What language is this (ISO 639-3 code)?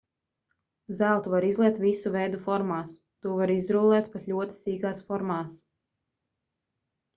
lav